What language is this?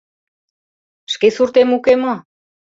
Mari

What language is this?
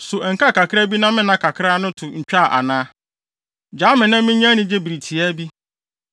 Akan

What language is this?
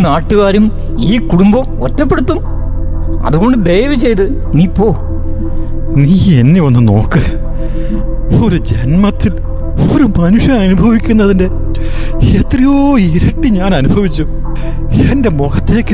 Malayalam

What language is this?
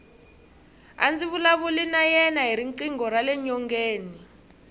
Tsonga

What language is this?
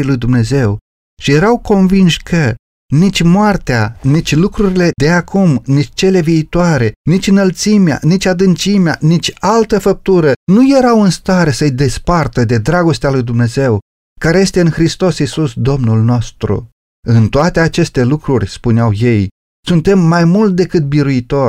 Romanian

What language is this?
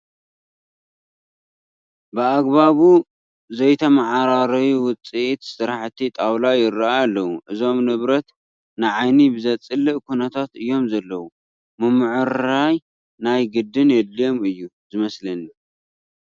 Tigrinya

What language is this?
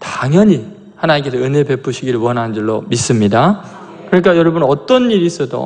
Korean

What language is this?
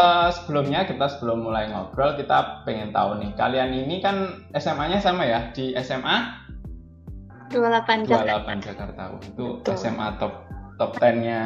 Indonesian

